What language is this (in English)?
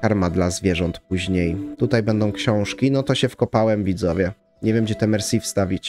Polish